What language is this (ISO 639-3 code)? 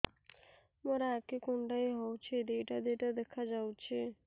ori